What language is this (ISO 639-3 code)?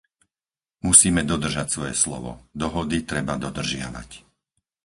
slk